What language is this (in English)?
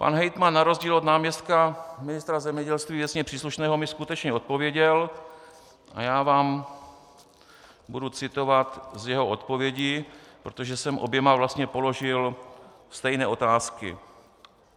Czech